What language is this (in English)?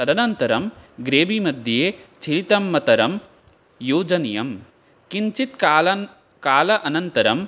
Sanskrit